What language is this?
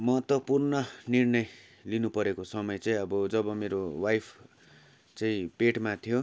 Nepali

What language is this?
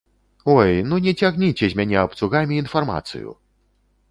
Belarusian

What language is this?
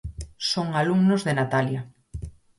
Galician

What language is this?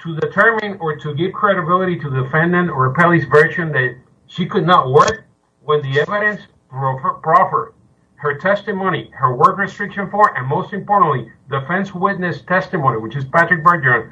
English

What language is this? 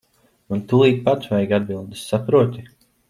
Latvian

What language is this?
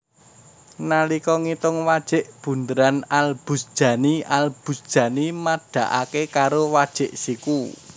Javanese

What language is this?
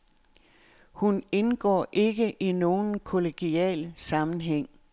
Danish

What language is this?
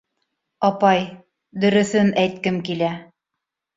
Bashkir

